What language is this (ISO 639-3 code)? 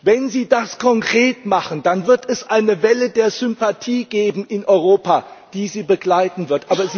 deu